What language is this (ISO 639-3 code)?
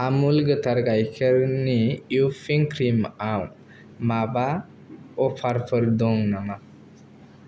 brx